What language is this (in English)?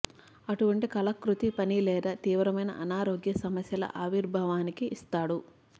Telugu